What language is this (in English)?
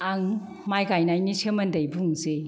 Bodo